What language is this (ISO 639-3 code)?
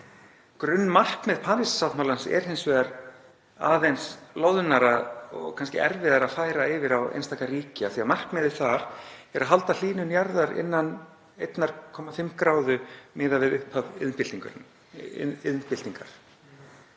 isl